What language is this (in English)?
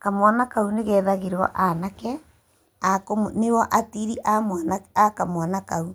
Kikuyu